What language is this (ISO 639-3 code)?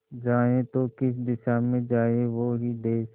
hin